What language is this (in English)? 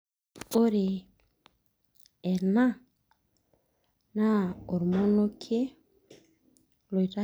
Masai